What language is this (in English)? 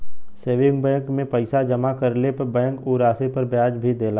Bhojpuri